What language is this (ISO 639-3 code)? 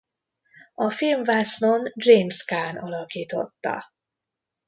hun